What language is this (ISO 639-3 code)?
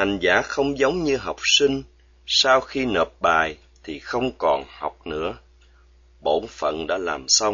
vie